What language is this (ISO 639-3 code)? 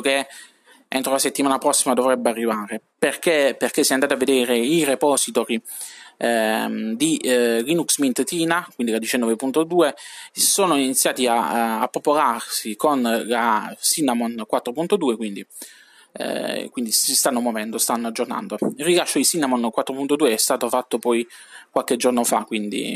ita